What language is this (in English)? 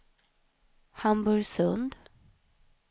Swedish